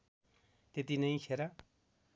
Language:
Nepali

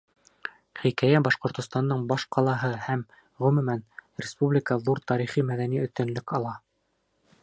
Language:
Bashkir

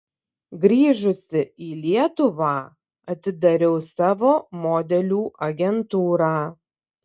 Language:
Lithuanian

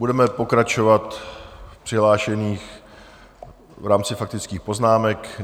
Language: Czech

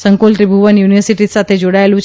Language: Gujarati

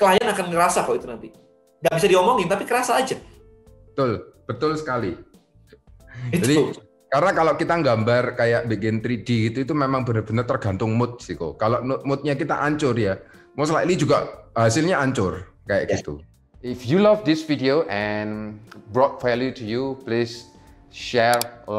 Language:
Indonesian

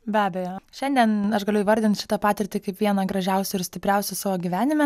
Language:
Lithuanian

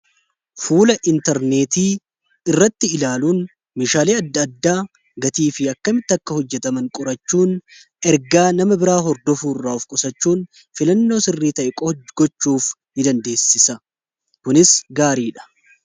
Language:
Oromo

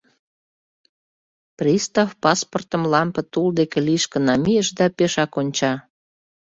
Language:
Mari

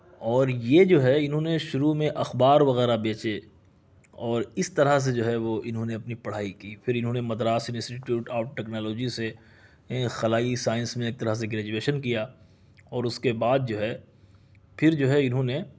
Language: Urdu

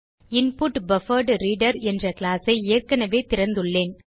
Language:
Tamil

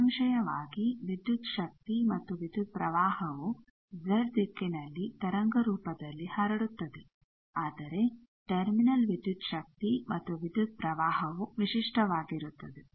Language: Kannada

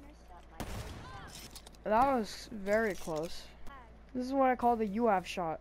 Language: English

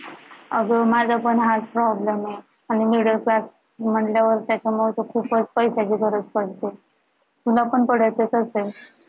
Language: Marathi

